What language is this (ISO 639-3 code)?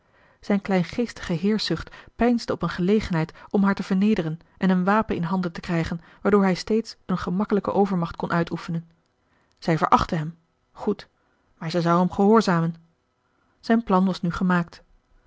nld